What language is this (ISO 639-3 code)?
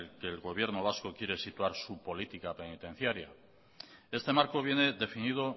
spa